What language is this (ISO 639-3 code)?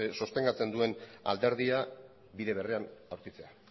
eus